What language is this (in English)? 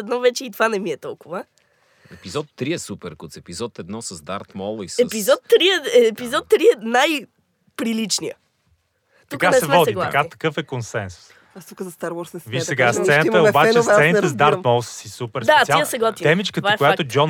Bulgarian